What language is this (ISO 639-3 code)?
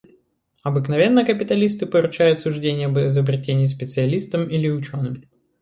rus